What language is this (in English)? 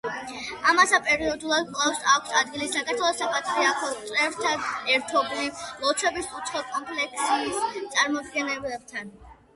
Georgian